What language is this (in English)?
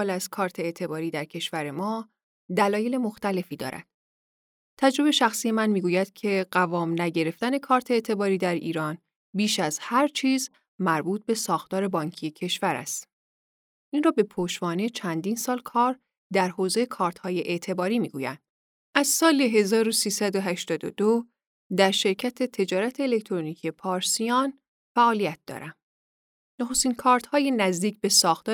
Persian